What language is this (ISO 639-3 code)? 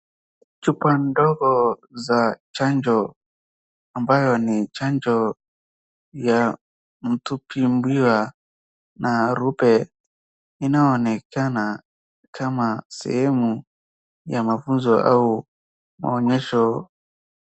swa